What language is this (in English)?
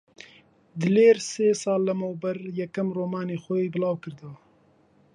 Central Kurdish